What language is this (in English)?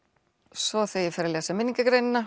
Icelandic